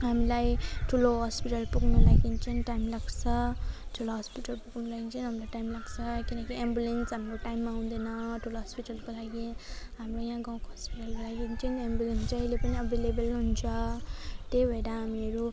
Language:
Nepali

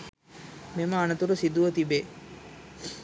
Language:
Sinhala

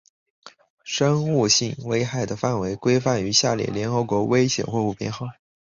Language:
Chinese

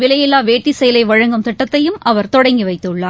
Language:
Tamil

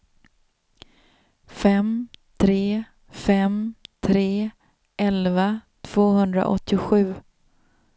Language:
Swedish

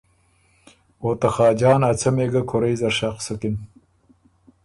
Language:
Ormuri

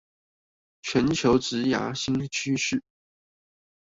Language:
Chinese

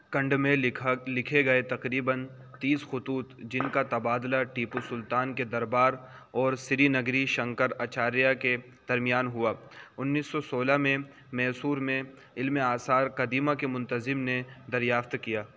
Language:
Urdu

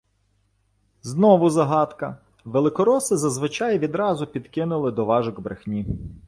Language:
Ukrainian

